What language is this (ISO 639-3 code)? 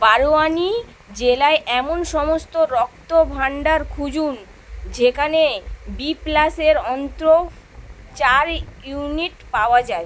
ben